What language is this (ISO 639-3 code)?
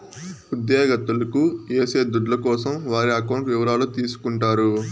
tel